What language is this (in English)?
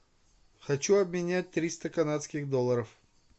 Russian